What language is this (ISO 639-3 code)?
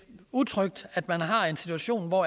dan